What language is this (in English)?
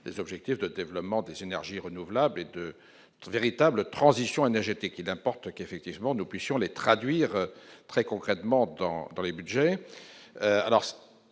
French